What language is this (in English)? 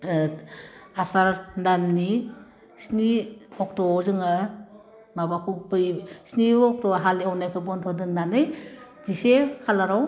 Bodo